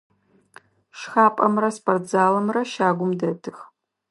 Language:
Adyghe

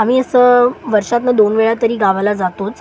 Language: Marathi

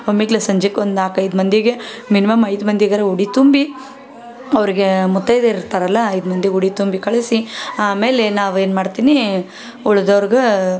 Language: Kannada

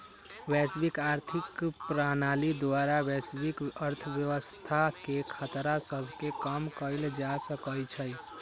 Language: Magahi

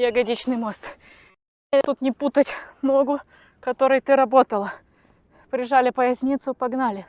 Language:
Russian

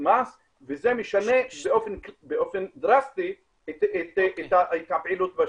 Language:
Hebrew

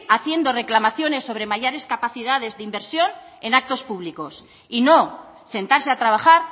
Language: Spanish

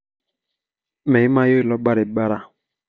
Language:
Masai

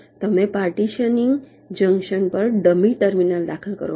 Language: Gujarati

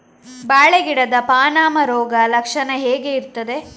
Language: Kannada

